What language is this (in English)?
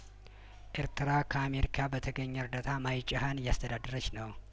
Amharic